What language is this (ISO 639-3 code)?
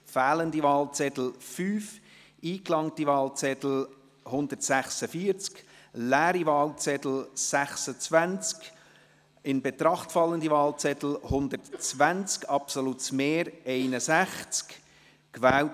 gsw